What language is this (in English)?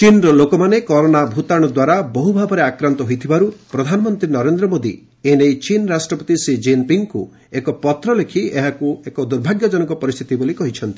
Odia